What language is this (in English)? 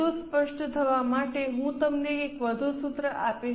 Gujarati